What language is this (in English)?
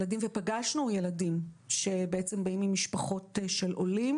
Hebrew